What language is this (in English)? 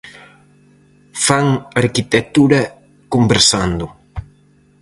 Galician